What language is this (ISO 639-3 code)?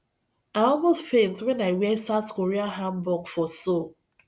pcm